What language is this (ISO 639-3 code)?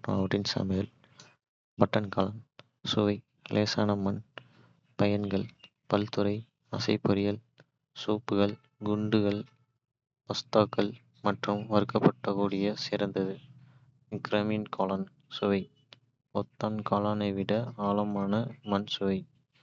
kfe